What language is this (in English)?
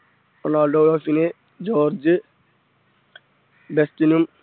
Malayalam